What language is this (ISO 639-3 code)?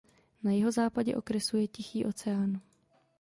ces